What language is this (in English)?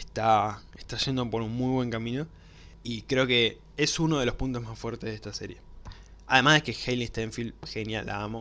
Spanish